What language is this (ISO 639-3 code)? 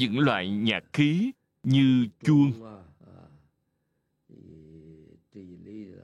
vie